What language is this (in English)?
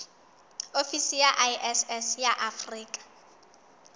Southern Sotho